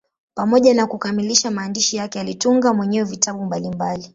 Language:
Swahili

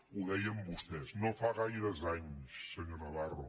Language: Catalan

